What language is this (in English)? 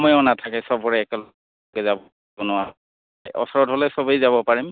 Assamese